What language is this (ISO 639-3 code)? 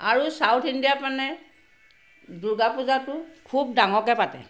asm